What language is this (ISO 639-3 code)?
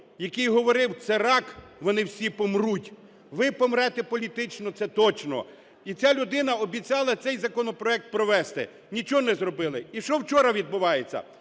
ukr